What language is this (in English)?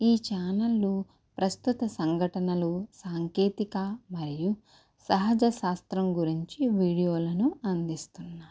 Telugu